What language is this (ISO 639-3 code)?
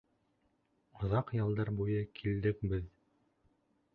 bak